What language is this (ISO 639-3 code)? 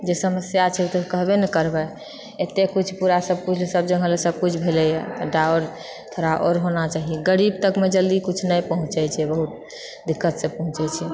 mai